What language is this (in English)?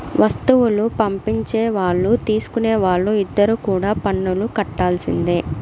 Telugu